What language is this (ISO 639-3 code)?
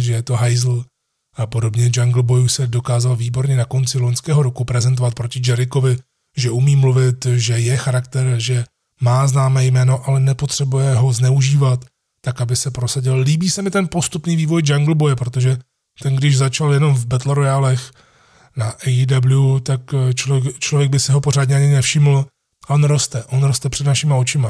ces